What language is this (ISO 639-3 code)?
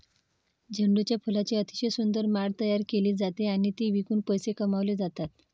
mar